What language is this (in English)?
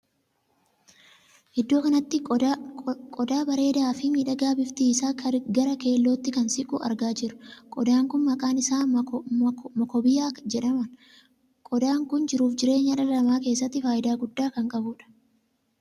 Oromo